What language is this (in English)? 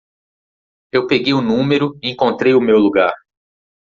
Portuguese